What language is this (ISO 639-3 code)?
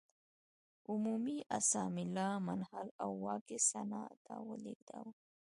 pus